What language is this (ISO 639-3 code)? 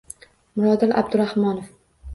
uzb